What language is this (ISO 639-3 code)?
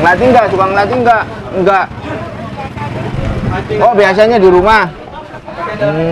ind